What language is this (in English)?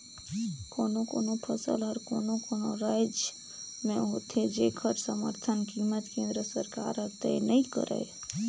Chhattisgarhi